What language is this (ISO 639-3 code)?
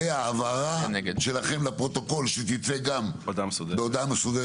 heb